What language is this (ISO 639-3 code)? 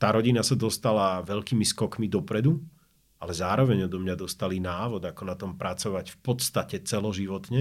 slk